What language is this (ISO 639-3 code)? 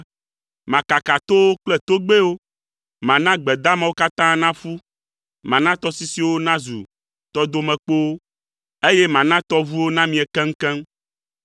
ewe